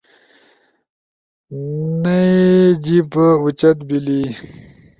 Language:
Ushojo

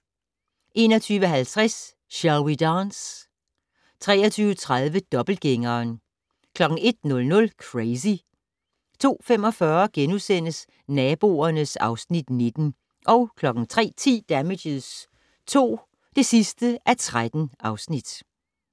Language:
Danish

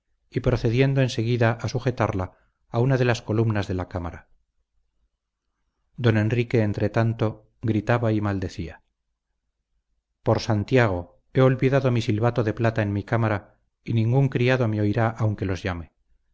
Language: Spanish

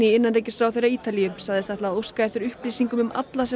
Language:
Icelandic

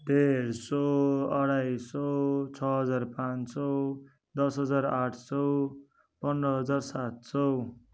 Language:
Nepali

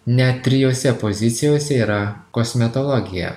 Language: Lithuanian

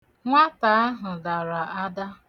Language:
Igbo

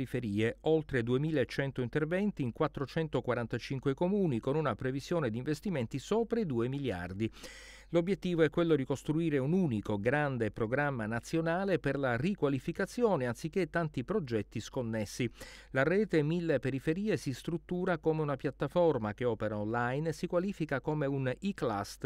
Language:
Italian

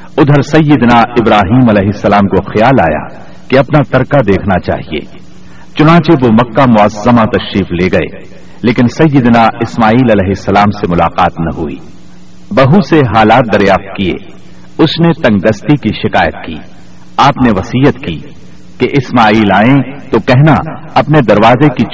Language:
Urdu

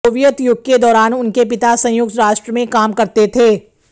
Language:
Hindi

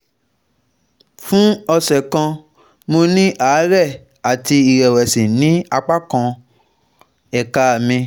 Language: Yoruba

